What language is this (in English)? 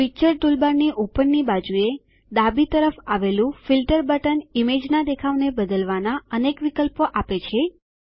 Gujarati